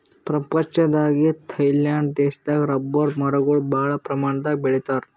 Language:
Kannada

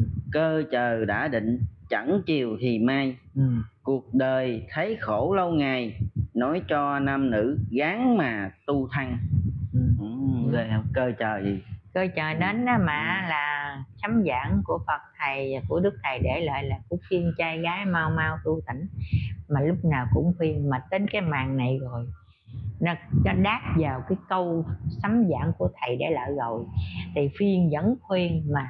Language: Vietnamese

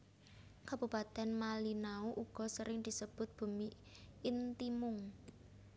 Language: Javanese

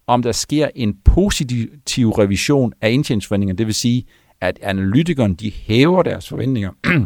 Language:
Danish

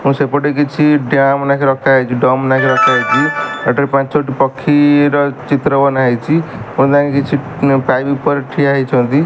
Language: Odia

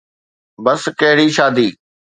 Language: Sindhi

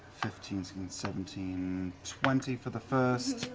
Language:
English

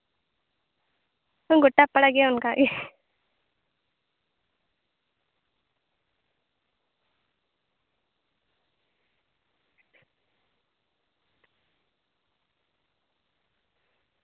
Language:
Santali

